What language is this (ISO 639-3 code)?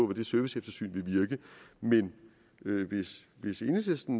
dan